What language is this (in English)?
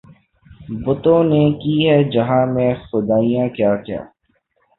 Urdu